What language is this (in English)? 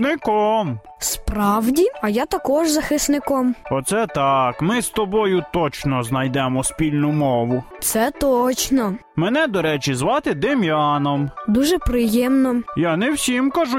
Ukrainian